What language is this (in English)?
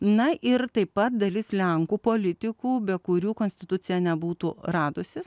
Lithuanian